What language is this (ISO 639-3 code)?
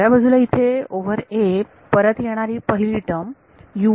mar